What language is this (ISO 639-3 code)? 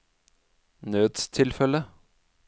nor